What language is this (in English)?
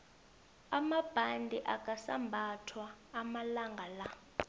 South Ndebele